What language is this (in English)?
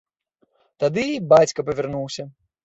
Belarusian